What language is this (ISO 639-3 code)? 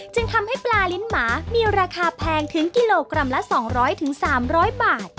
tha